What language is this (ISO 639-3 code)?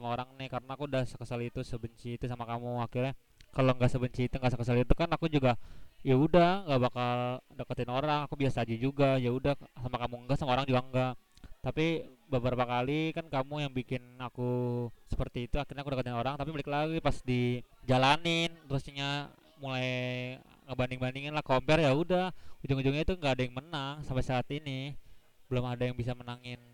ind